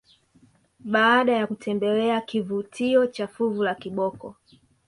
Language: Swahili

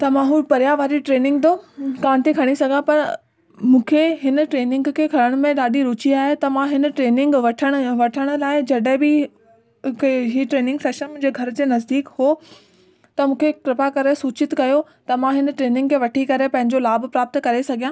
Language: Sindhi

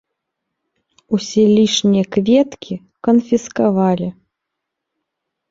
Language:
Belarusian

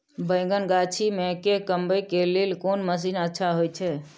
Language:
Maithili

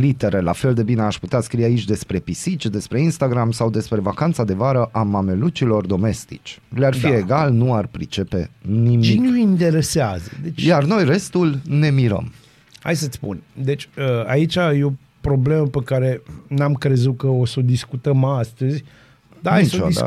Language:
Romanian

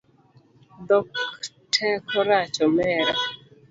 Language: Luo (Kenya and Tanzania)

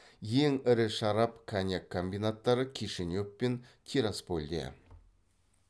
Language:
Kazakh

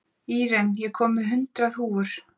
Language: Icelandic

